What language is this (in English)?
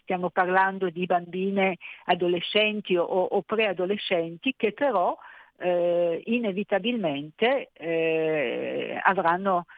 Italian